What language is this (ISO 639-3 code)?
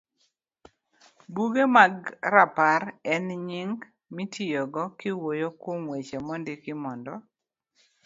luo